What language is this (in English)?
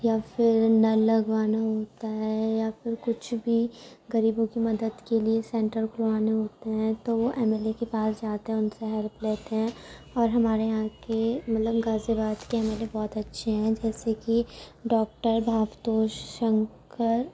Urdu